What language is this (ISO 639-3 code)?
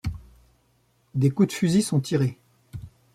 fra